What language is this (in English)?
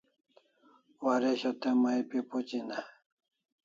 Kalasha